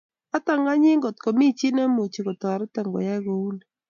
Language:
Kalenjin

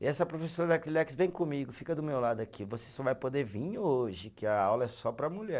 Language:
Portuguese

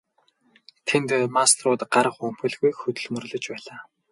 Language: Mongolian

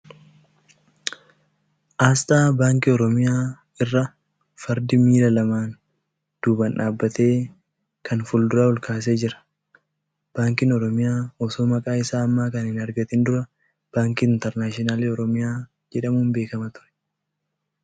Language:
Oromo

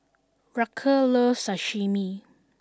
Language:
English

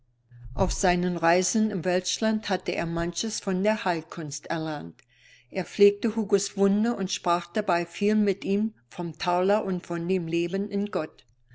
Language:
German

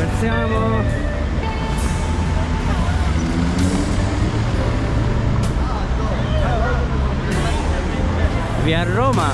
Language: Italian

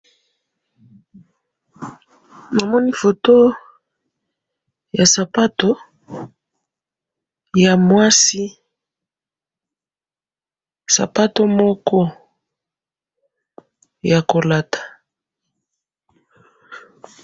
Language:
Lingala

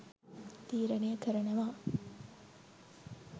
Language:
Sinhala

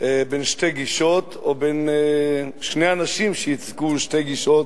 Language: Hebrew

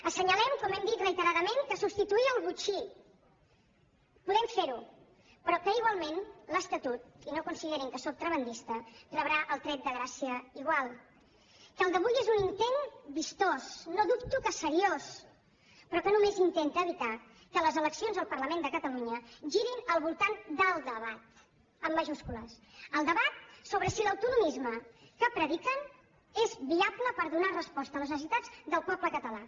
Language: Catalan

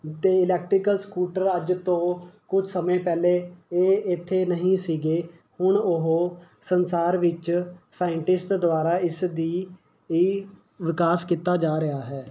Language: Punjabi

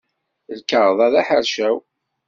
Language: Kabyle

